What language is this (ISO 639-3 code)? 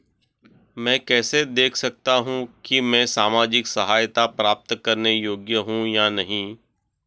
hin